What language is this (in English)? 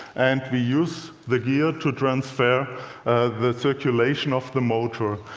English